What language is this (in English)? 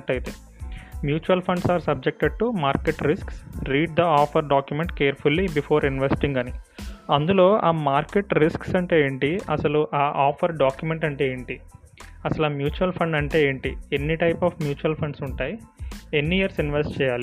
Telugu